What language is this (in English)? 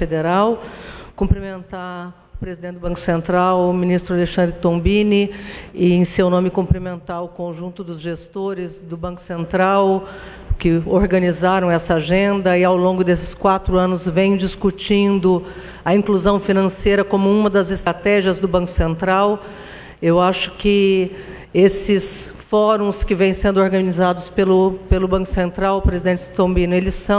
Portuguese